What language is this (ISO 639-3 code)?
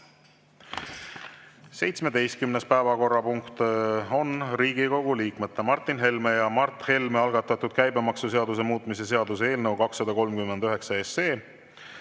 est